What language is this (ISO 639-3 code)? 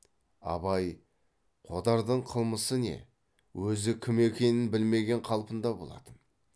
kaz